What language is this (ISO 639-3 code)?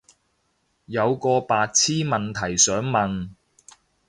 yue